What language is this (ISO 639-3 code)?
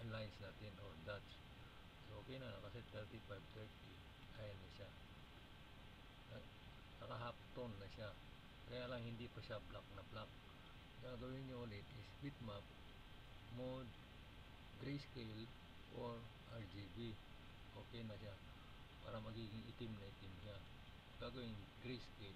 fil